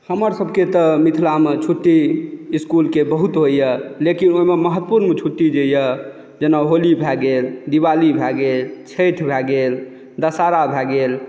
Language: Maithili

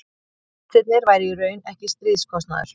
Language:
Icelandic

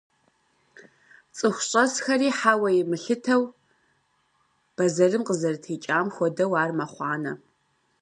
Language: Kabardian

